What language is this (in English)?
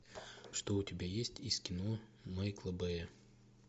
Russian